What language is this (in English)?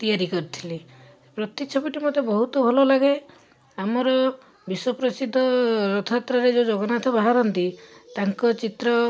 Odia